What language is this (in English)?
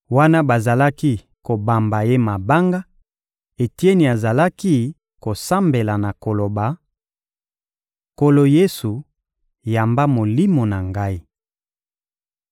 Lingala